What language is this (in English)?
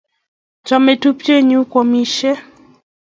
Kalenjin